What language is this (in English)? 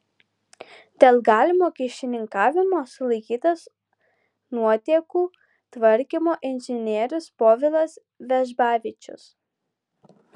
Lithuanian